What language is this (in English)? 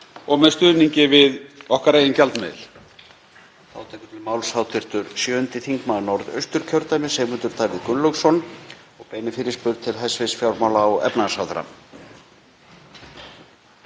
Icelandic